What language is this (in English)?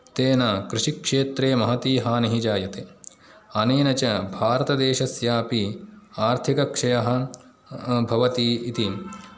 Sanskrit